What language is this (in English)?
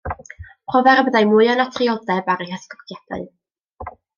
Welsh